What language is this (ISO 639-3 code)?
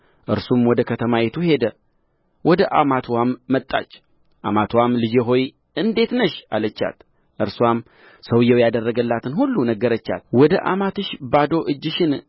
amh